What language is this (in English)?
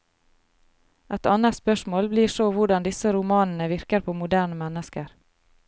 Norwegian